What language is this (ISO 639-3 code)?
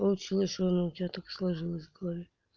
rus